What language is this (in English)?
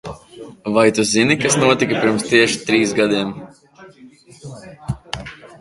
Latvian